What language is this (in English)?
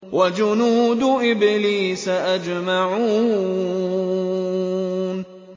Arabic